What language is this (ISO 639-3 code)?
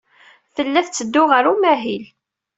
kab